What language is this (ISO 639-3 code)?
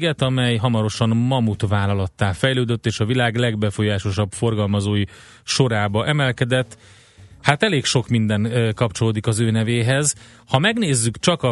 hun